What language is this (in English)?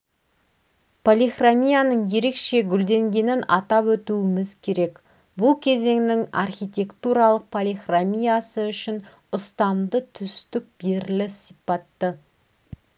Kazakh